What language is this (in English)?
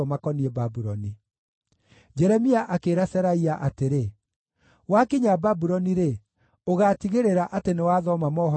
Kikuyu